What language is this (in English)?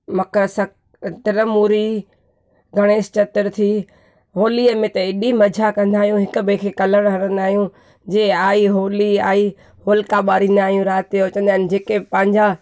Sindhi